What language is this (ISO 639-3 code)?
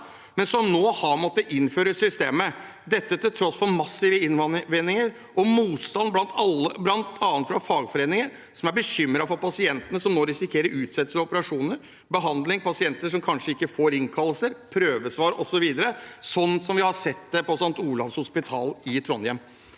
nor